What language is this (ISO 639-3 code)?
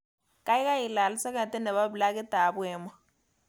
kln